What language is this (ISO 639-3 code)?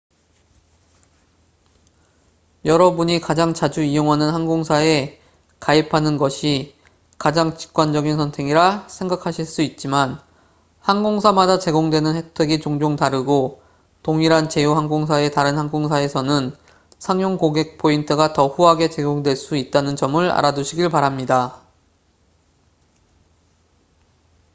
kor